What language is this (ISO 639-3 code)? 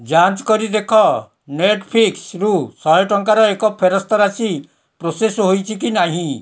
ori